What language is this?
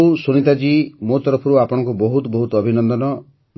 Odia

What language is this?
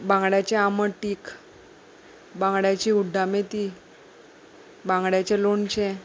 Konkani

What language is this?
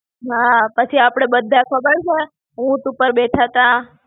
Gujarati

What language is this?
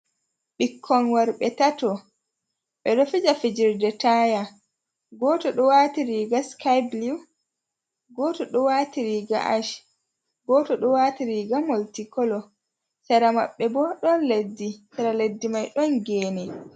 Fula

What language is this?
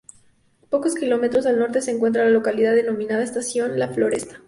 Spanish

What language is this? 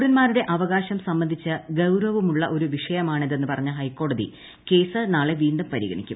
Malayalam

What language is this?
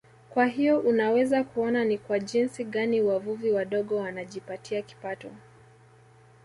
Swahili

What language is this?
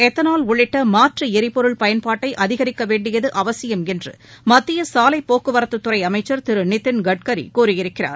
Tamil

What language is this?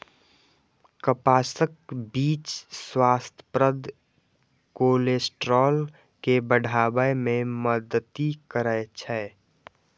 Maithili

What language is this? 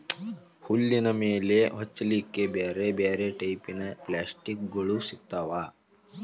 Kannada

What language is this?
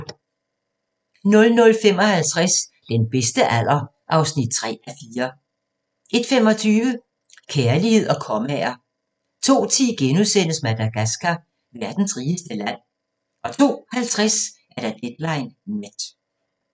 Danish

